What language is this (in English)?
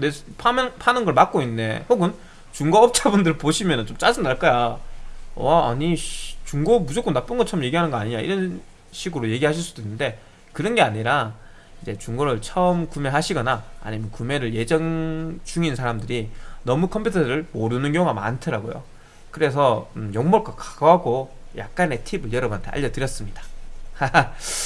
Korean